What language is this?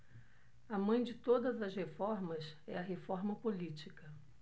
Portuguese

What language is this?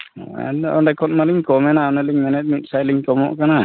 Santali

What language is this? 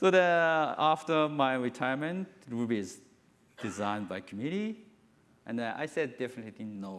English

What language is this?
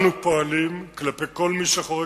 Hebrew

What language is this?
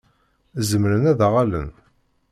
Kabyle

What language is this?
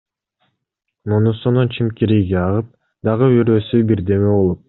Kyrgyz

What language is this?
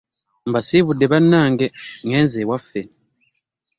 Ganda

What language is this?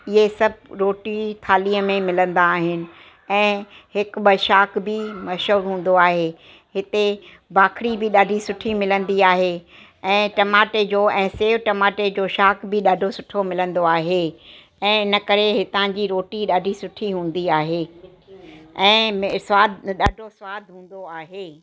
Sindhi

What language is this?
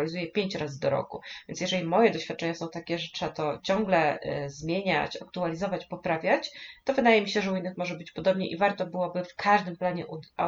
Polish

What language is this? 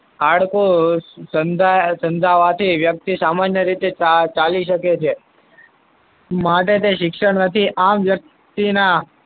Gujarati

